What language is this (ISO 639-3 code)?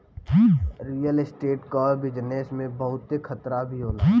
bho